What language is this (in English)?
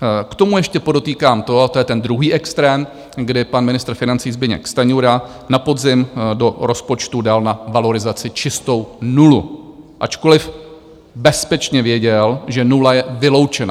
Czech